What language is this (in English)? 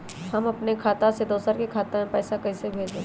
Magahi